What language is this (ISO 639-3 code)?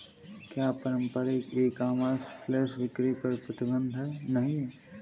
hin